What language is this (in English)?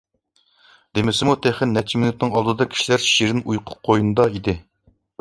Uyghur